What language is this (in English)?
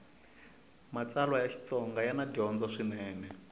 Tsonga